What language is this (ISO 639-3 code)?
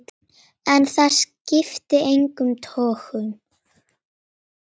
isl